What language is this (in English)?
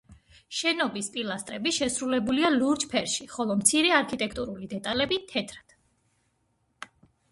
Georgian